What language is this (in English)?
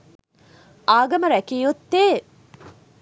Sinhala